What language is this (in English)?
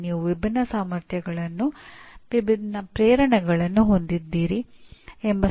Kannada